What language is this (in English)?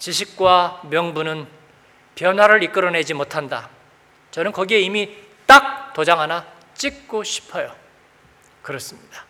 Korean